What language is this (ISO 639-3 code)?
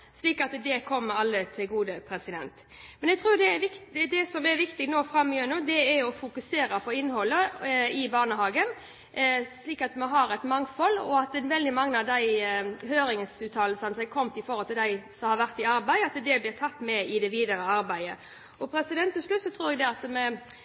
nob